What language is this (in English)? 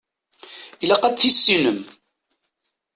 Kabyle